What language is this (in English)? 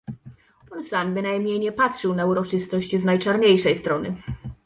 Polish